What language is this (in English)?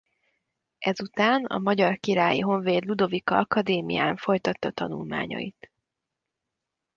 Hungarian